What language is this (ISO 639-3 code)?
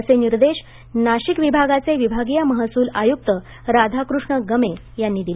mar